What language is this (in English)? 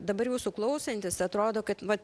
Lithuanian